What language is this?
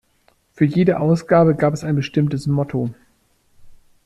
German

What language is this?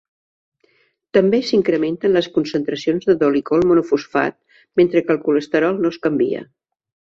Catalan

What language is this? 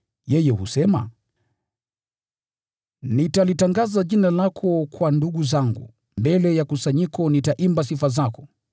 Swahili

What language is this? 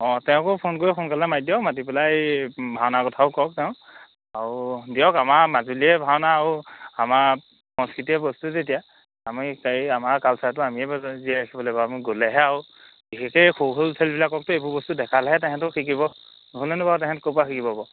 Assamese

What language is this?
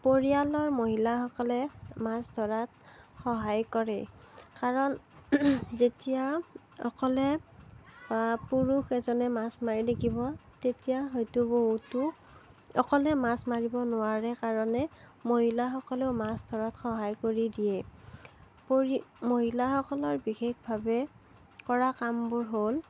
Assamese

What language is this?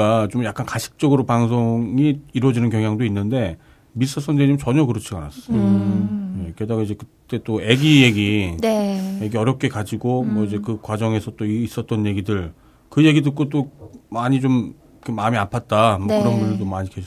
Korean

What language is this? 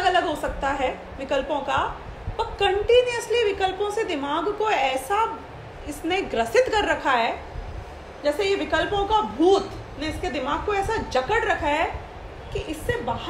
Hindi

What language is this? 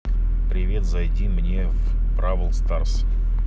Russian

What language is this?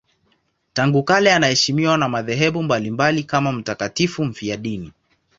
Swahili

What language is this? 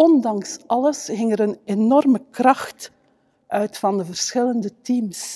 Dutch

